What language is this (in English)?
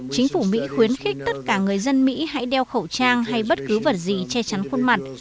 Vietnamese